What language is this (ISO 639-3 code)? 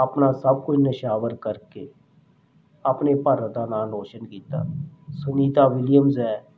pan